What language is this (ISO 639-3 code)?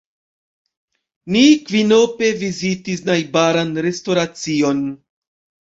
epo